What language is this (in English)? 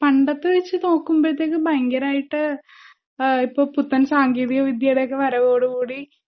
Malayalam